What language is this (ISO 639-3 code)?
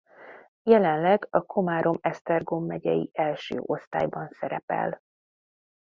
hun